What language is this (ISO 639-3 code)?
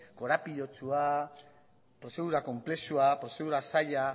eus